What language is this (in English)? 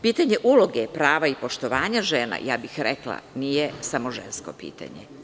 Serbian